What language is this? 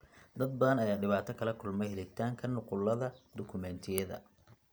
Somali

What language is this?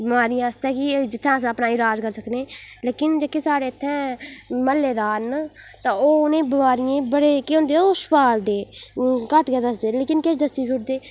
Dogri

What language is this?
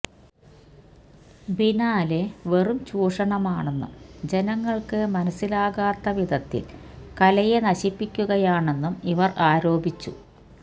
Malayalam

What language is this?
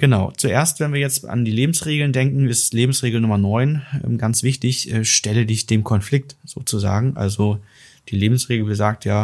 German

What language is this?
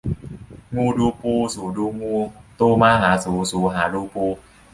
Thai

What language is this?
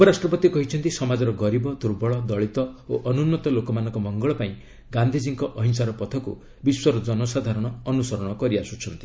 Odia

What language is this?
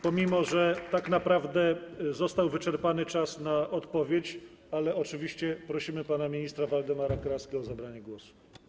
Polish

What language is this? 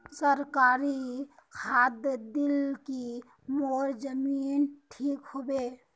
Magahi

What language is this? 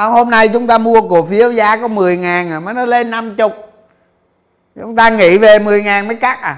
Vietnamese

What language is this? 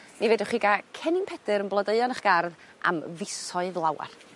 Welsh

